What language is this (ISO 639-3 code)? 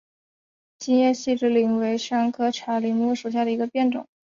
zho